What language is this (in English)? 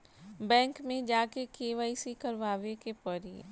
Bhojpuri